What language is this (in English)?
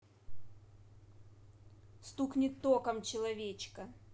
Russian